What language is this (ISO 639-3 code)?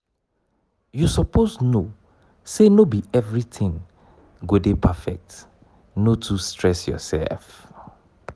pcm